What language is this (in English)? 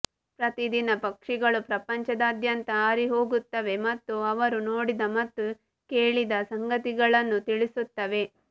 Kannada